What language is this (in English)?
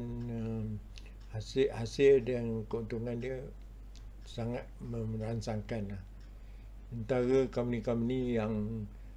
Malay